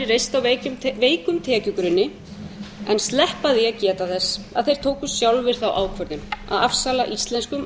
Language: Icelandic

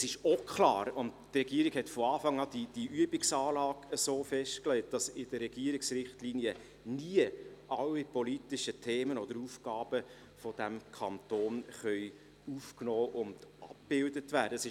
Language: Swiss German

